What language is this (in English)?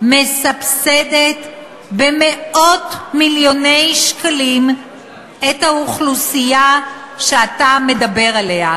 Hebrew